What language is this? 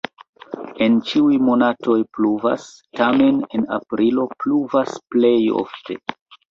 Esperanto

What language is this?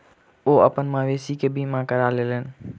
Maithili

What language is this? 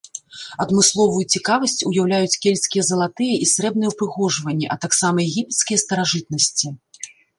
Belarusian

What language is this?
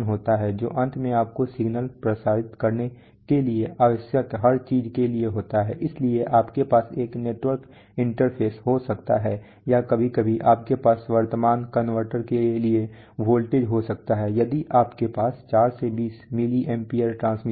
Hindi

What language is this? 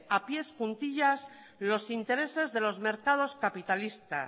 Spanish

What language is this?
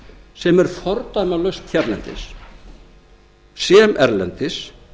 Icelandic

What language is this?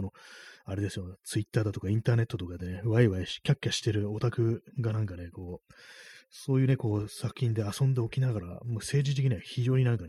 Japanese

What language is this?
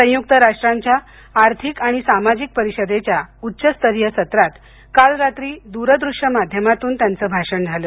Marathi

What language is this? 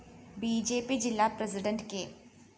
Malayalam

